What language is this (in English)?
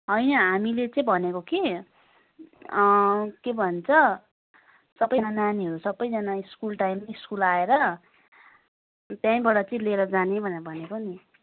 Nepali